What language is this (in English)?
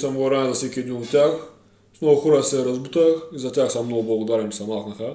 Bulgarian